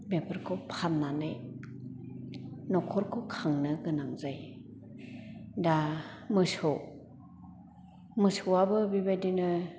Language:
Bodo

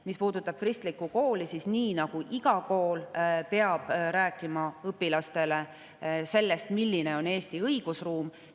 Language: Estonian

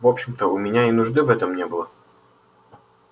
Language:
Russian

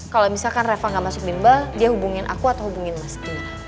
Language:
Indonesian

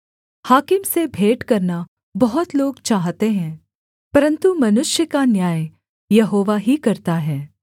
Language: Hindi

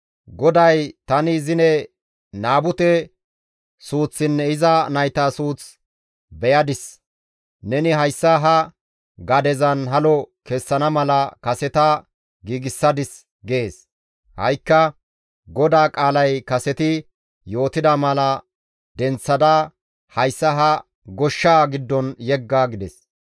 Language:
Gamo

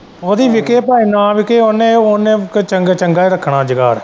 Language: Punjabi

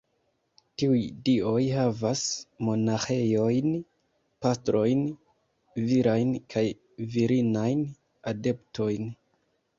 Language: Esperanto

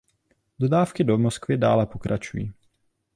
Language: Czech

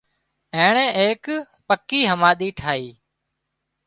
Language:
Wadiyara Koli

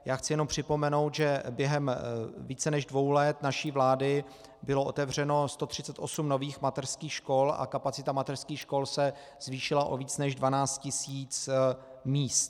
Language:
Czech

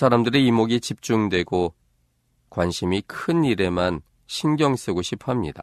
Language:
Korean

